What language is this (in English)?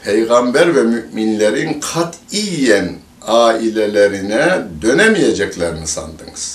Turkish